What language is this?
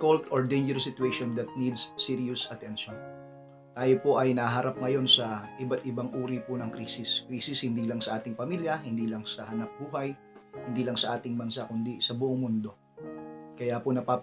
Filipino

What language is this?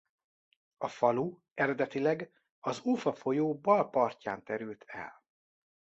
Hungarian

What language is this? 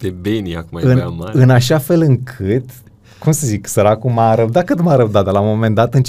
Romanian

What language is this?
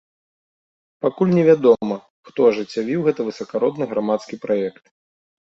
Belarusian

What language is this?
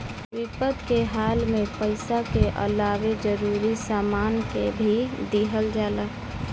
Bhojpuri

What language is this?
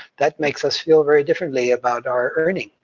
English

